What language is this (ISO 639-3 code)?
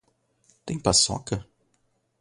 por